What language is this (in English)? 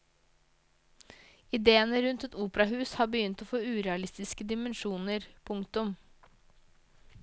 Norwegian